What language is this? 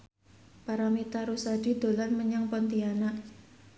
Javanese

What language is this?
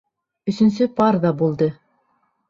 Bashkir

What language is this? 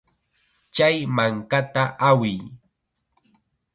Chiquián Ancash Quechua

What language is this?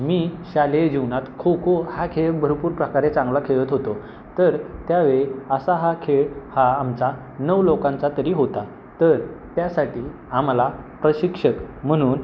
Marathi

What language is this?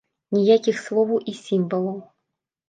Belarusian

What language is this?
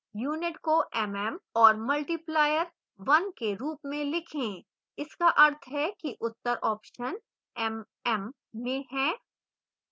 Hindi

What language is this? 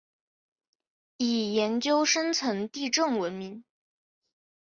Chinese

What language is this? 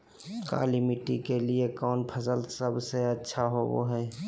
Magahi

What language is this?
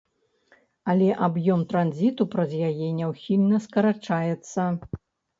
Belarusian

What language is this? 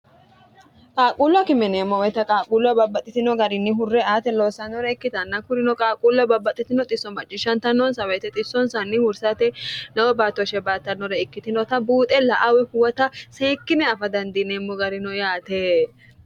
Sidamo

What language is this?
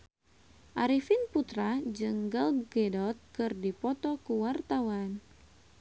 Sundanese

